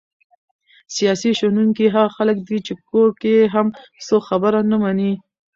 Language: Pashto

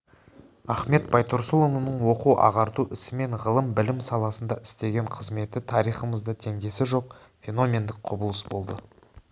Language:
Kazakh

